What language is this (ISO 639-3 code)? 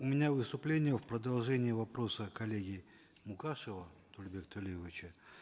kaz